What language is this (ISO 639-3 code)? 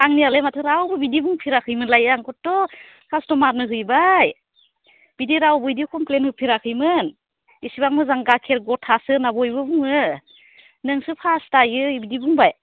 brx